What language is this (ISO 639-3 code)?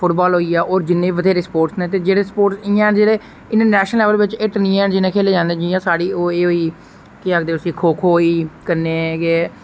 doi